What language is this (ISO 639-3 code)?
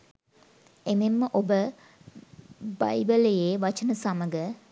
sin